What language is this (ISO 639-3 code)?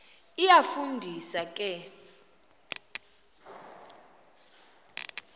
xho